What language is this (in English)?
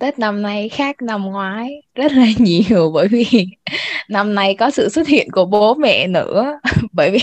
Vietnamese